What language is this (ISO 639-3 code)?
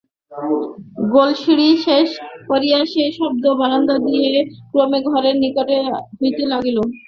ben